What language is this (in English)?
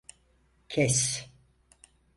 Turkish